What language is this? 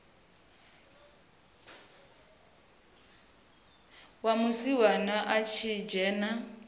Venda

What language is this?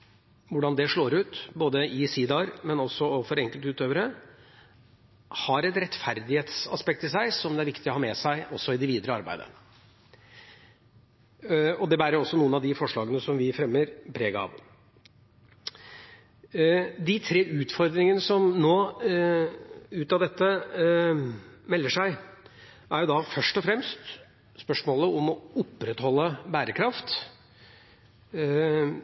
Norwegian Bokmål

